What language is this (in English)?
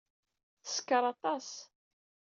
Kabyle